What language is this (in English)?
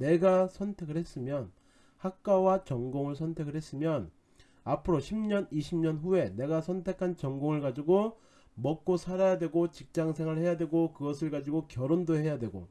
Korean